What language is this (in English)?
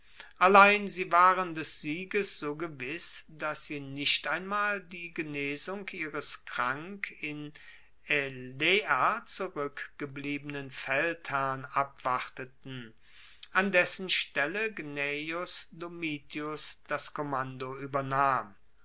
German